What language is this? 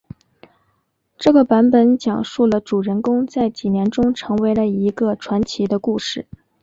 Chinese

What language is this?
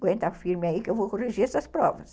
Portuguese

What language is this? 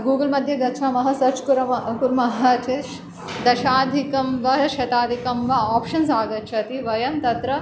Sanskrit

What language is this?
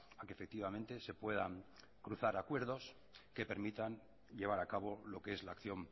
Spanish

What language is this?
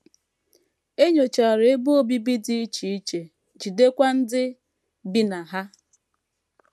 Igbo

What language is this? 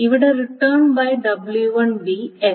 Malayalam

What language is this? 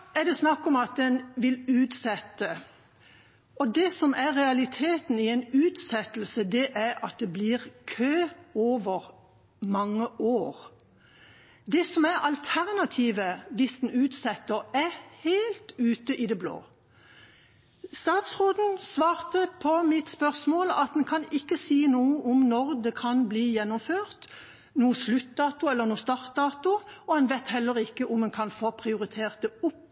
Norwegian Bokmål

